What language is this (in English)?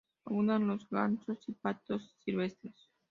Spanish